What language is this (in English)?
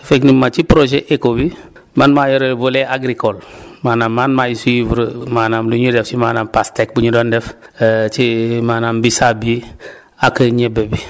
Wolof